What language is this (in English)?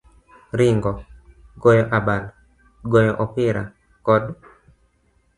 Luo (Kenya and Tanzania)